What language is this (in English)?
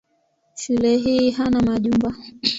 Swahili